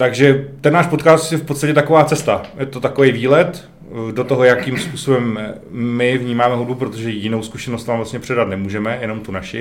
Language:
Czech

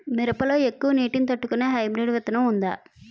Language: Telugu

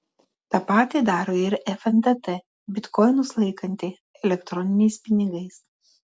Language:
Lithuanian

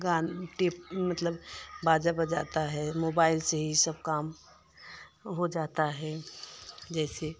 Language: Hindi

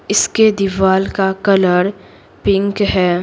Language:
Hindi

